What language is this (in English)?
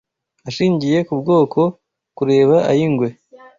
Kinyarwanda